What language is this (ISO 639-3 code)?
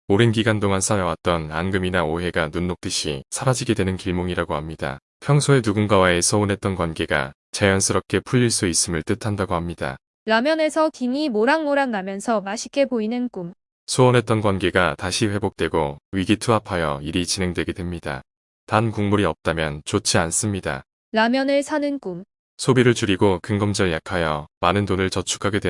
kor